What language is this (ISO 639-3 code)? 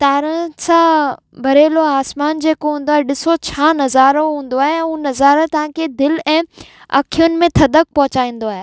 snd